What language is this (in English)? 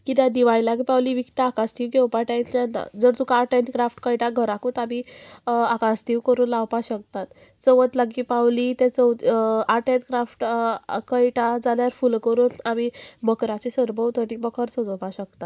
Konkani